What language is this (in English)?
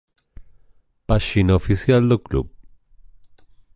Galician